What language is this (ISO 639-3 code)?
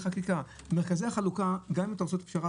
heb